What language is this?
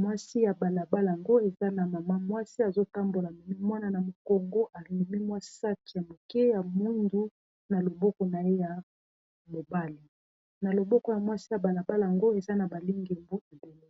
Lingala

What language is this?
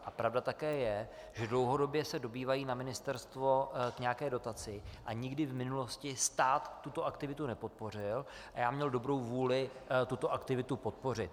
Czech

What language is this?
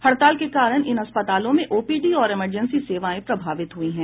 Hindi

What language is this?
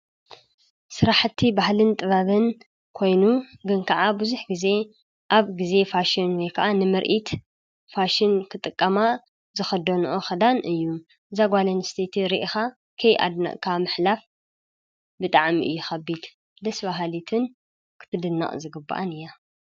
Tigrinya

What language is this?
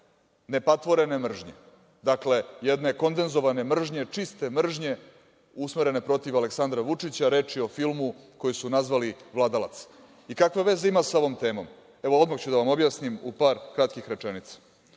Serbian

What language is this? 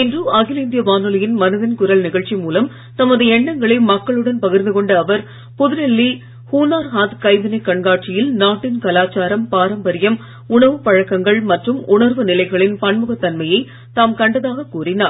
Tamil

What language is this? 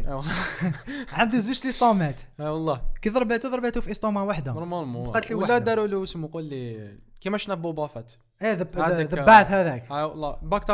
Arabic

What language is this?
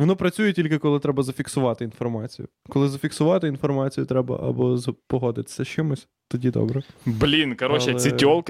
Ukrainian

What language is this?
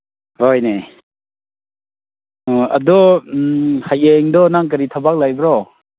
Manipuri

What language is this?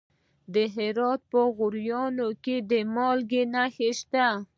Pashto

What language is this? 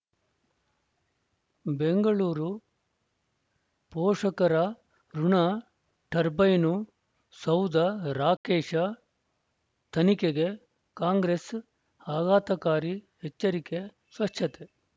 Kannada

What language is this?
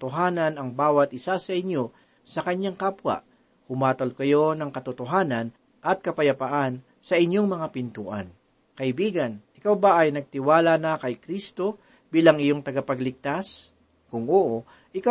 Filipino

